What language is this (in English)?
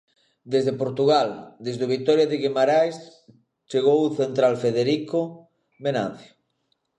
Galician